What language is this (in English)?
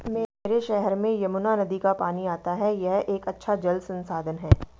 Hindi